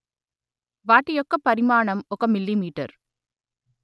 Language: Telugu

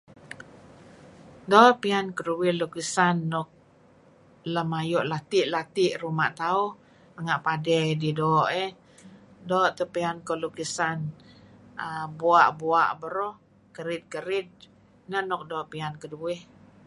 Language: Kelabit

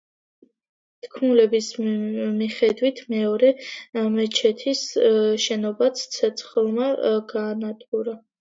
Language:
Georgian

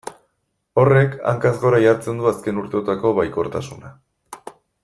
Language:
Basque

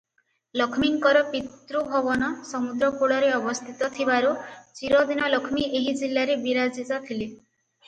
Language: Odia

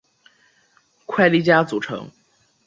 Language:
Chinese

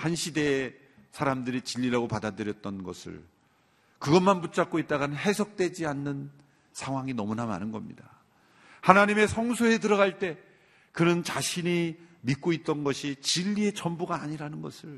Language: Korean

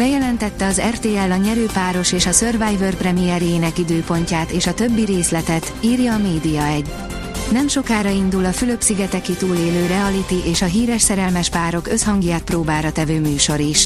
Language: Hungarian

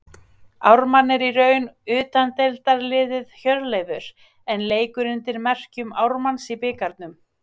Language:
Icelandic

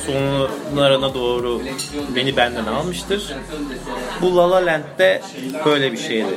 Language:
Turkish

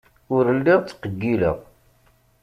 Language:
Kabyle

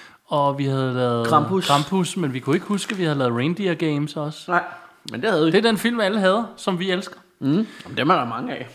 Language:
Danish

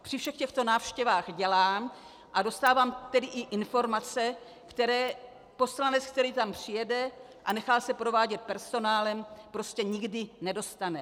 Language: Czech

